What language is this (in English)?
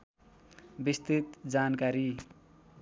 Nepali